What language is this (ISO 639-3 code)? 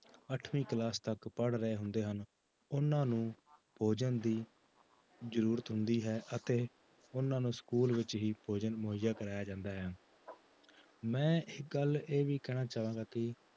pan